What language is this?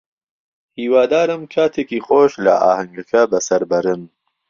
Central Kurdish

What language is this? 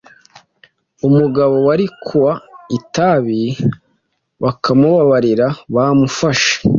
Kinyarwanda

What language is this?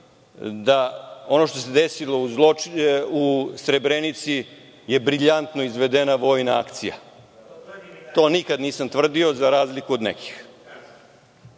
Serbian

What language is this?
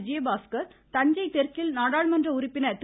Tamil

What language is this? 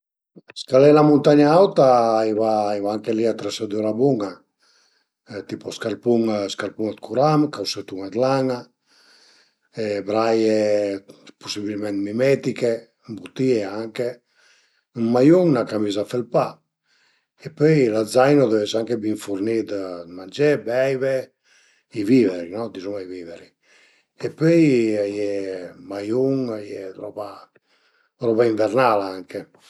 Piedmontese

